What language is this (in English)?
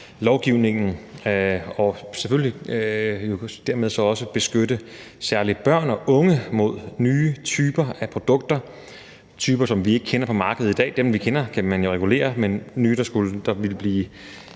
Danish